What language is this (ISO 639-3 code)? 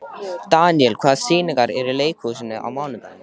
isl